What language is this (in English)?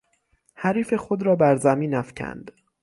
Persian